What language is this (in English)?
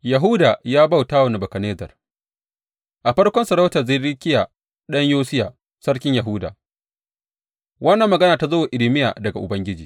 Hausa